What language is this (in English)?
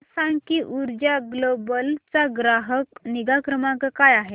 Marathi